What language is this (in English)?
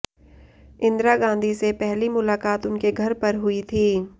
Hindi